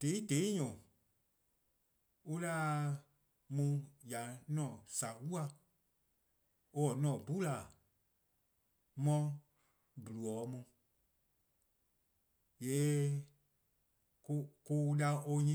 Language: Eastern Krahn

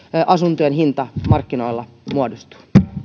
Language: Finnish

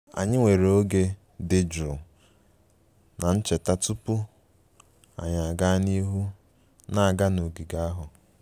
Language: Igbo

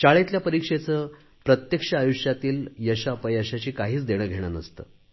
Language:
Marathi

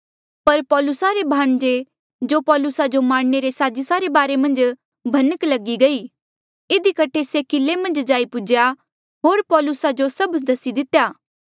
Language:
Mandeali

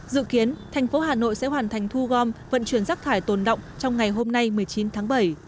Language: Vietnamese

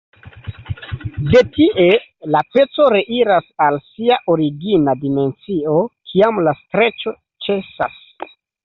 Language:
Esperanto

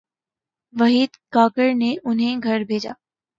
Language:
Urdu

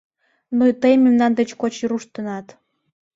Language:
Mari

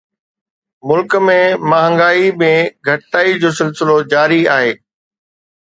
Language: Sindhi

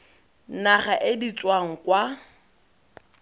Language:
Tswana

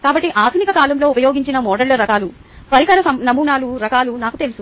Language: Telugu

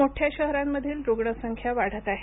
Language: Marathi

